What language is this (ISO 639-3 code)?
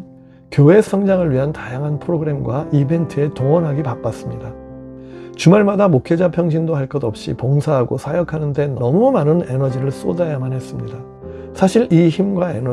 kor